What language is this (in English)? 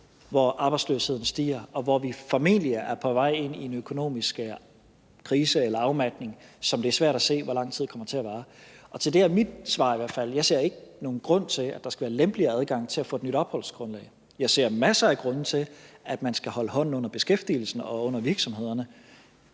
Danish